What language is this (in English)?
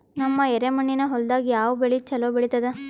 Kannada